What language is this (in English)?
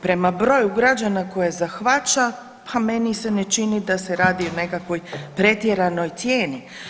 Croatian